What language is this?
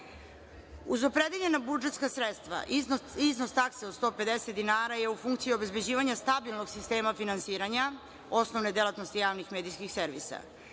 Serbian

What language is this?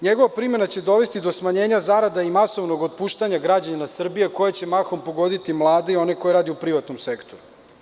Serbian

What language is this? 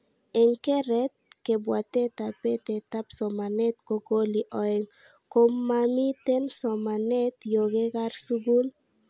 Kalenjin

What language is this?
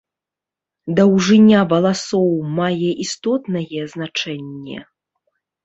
Belarusian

